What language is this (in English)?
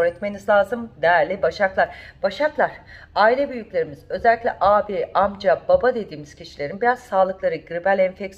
Turkish